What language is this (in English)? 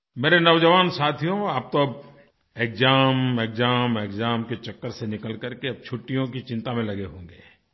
Hindi